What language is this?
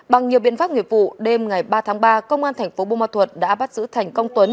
Vietnamese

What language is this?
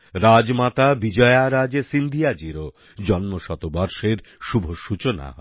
Bangla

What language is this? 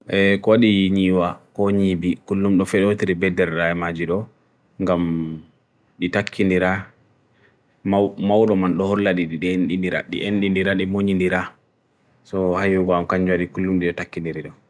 Bagirmi Fulfulde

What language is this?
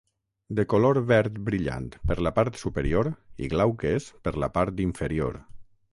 Catalan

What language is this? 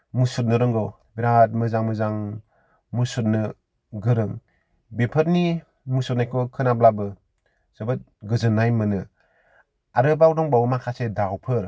Bodo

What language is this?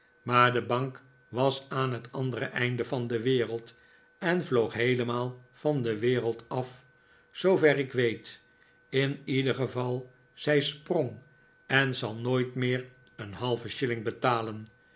Dutch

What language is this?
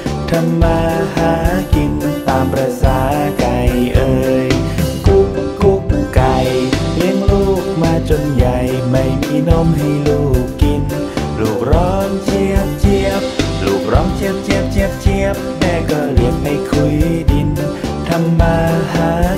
Thai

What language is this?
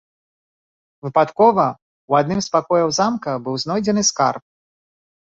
Belarusian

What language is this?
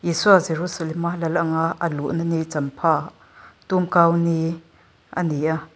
Mizo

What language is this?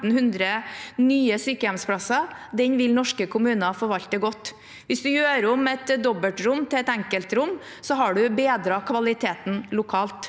Norwegian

